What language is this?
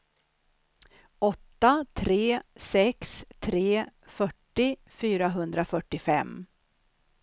Swedish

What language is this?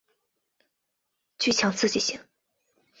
Chinese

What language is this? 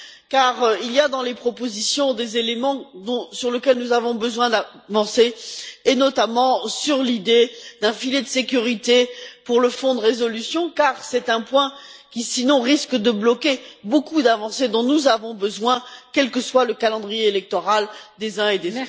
French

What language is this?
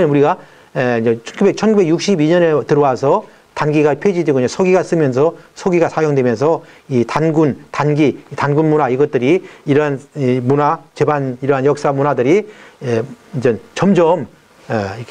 Korean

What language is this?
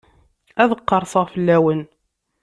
Kabyle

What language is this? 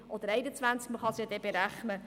Swiss German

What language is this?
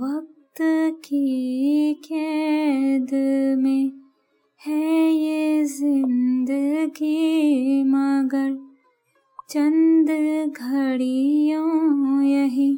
Hindi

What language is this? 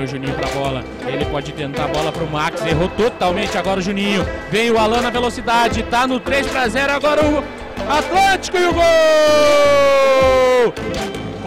Portuguese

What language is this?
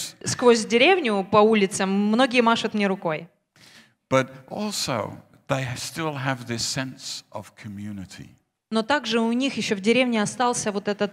Russian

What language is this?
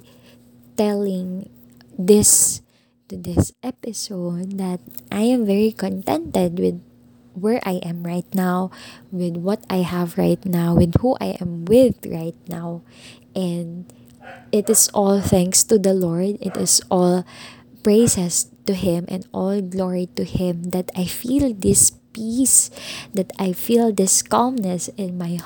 Filipino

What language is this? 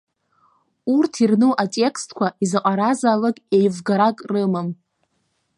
Abkhazian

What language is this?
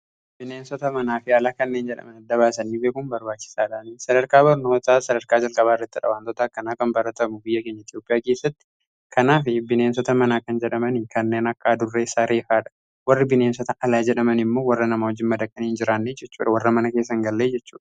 Oromo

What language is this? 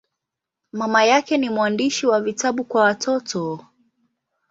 Swahili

